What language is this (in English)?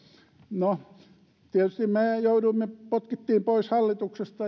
Finnish